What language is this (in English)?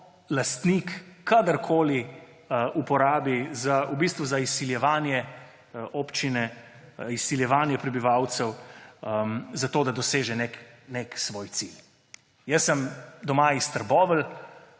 Slovenian